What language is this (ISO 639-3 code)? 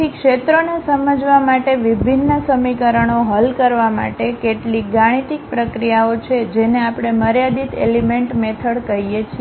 guj